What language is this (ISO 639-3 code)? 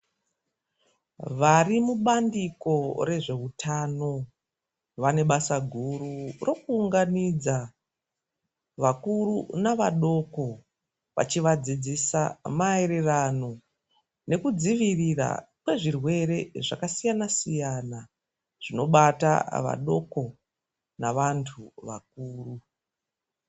ndc